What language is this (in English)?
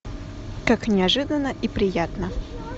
Russian